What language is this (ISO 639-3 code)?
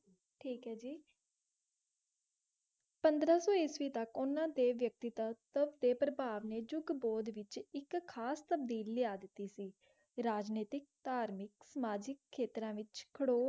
pan